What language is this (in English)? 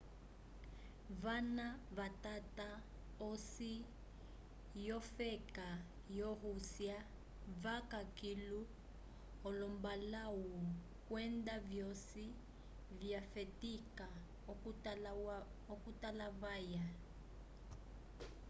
Umbundu